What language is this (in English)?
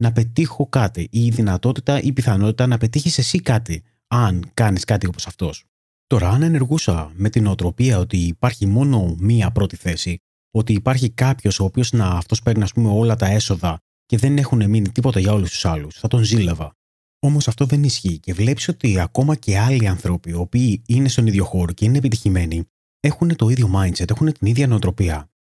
Greek